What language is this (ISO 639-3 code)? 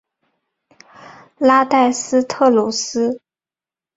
zho